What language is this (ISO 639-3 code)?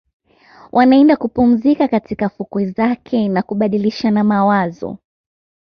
swa